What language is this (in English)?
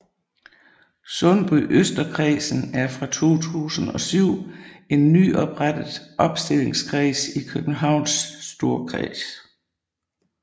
Danish